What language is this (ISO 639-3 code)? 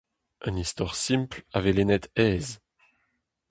bre